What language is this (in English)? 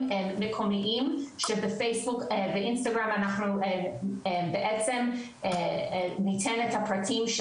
Hebrew